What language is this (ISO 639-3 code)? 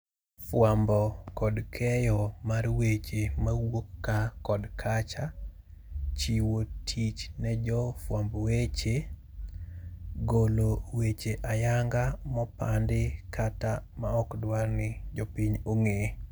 luo